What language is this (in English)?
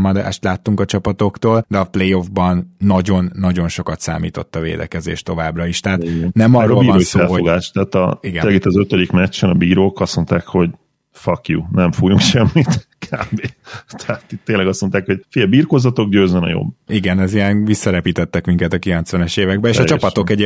Hungarian